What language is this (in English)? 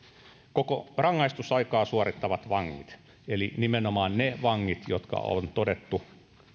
Finnish